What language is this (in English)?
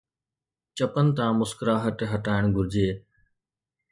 Sindhi